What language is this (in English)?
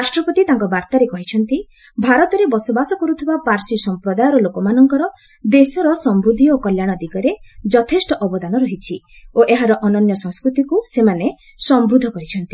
Odia